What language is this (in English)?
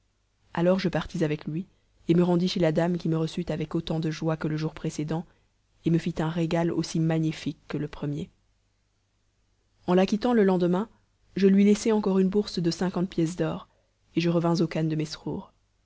French